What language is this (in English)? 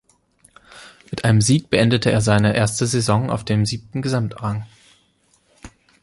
German